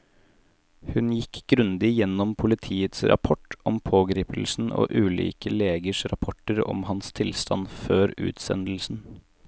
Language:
Norwegian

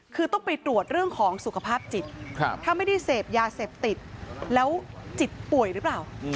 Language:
Thai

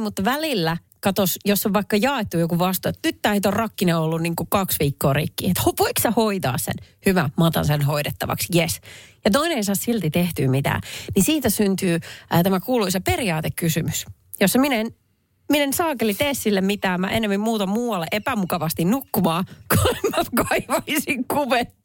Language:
Finnish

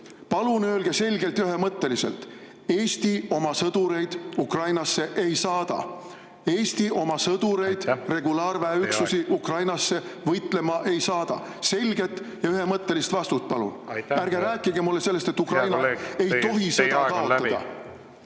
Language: Estonian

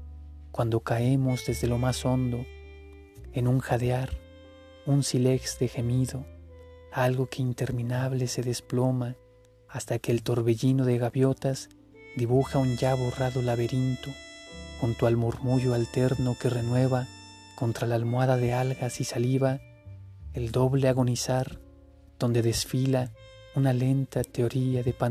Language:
Spanish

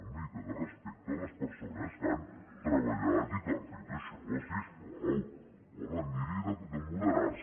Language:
Catalan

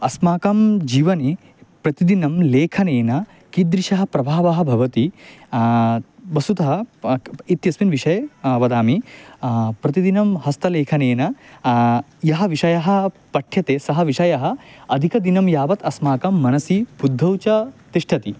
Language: Sanskrit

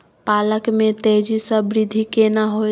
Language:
Maithili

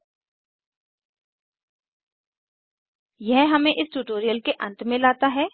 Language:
Hindi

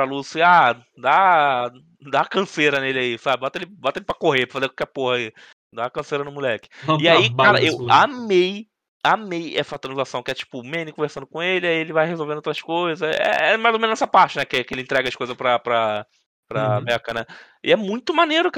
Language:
Portuguese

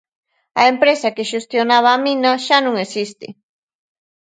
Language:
Galician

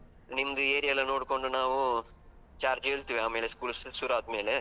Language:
Kannada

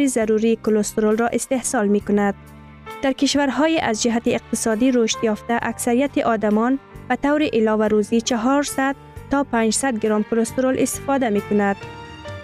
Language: Persian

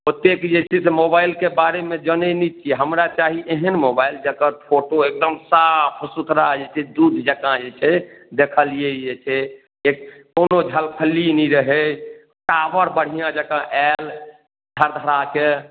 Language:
Maithili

